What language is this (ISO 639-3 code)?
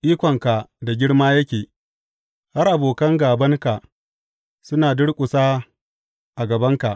hau